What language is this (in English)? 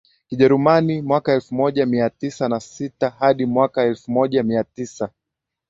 Swahili